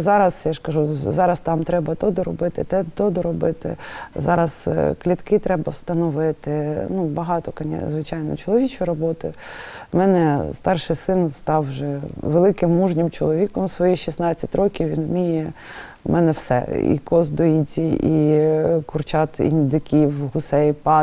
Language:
Ukrainian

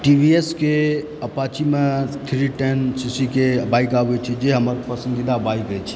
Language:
Maithili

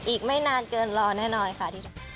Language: Thai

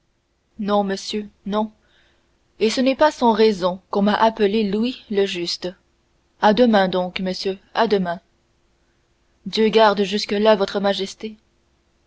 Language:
French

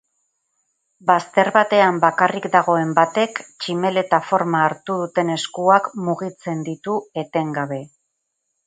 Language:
Basque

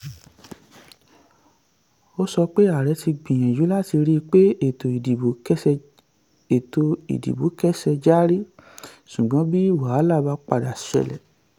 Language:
Yoruba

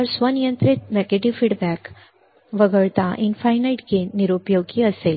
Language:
Marathi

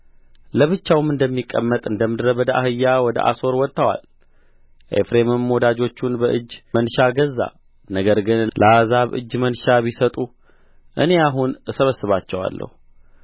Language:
Amharic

